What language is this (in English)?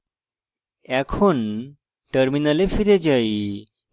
Bangla